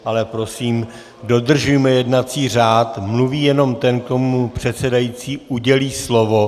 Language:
Czech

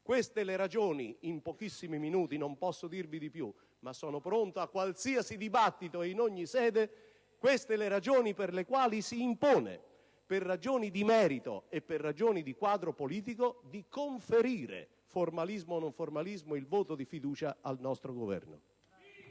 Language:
Italian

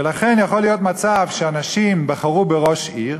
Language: Hebrew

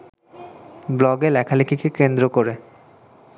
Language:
Bangla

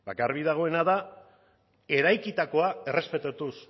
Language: Basque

